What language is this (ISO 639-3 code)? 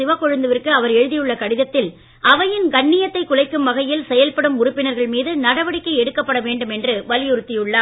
tam